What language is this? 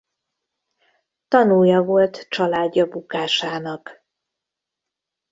Hungarian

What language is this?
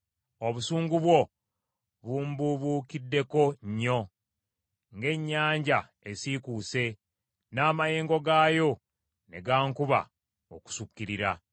Ganda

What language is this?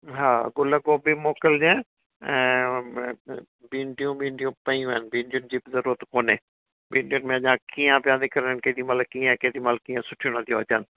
Sindhi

